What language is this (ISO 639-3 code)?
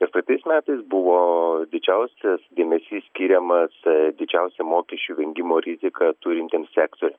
lit